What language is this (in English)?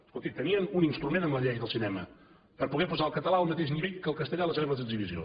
Catalan